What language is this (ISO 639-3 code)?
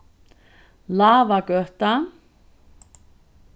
fao